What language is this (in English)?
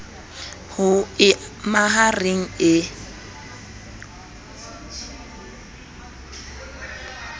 Southern Sotho